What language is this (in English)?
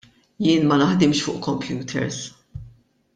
Maltese